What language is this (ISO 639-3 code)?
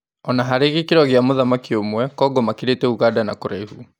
kik